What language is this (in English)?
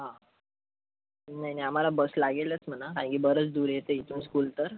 Marathi